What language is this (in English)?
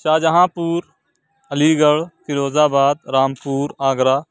Urdu